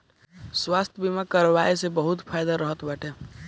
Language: Bhojpuri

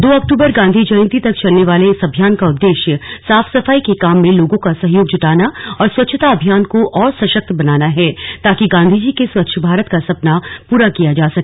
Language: Hindi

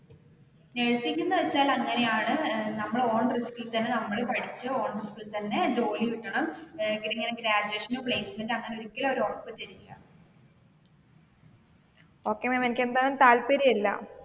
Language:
Malayalam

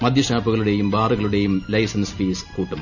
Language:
Malayalam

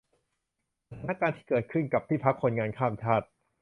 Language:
Thai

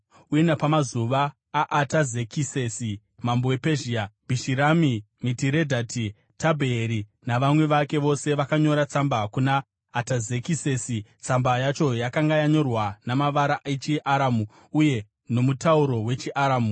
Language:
Shona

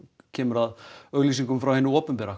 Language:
Icelandic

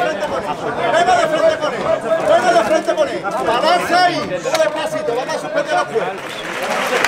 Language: Spanish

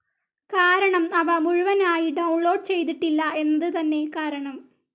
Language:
Malayalam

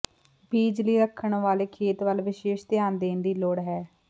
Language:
Punjabi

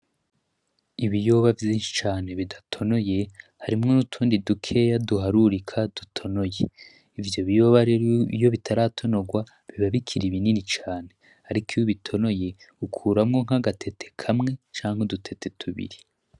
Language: Rundi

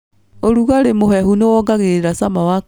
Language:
Kikuyu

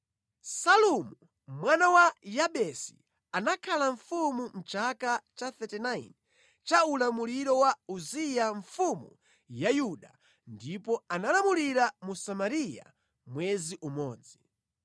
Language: Nyanja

